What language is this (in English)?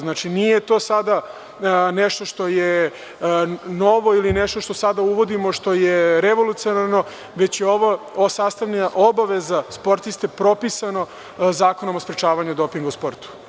Serbian